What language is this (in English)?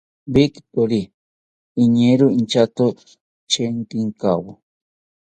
South Ucayali Ashéninka